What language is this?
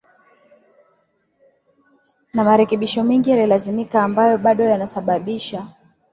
Swahili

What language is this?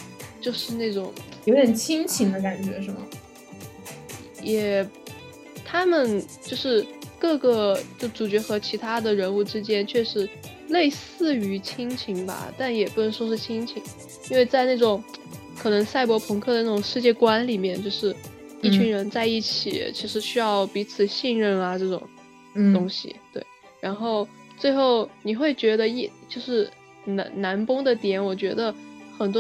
Chinese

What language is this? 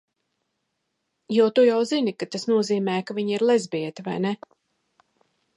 Latvian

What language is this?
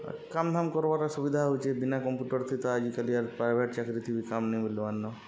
Odia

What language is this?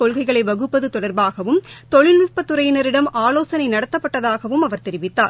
Tamil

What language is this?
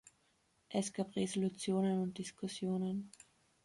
German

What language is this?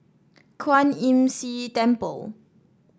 English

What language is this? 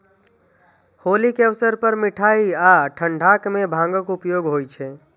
Maithili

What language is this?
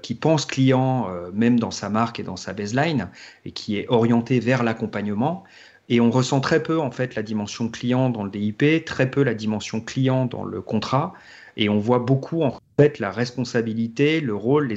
French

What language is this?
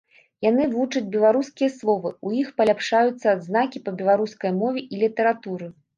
Belarusian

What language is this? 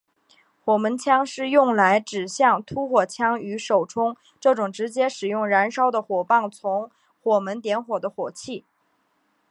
Chinese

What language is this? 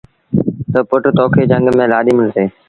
Sindhi Bhil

